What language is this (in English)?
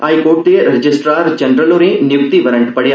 Dogri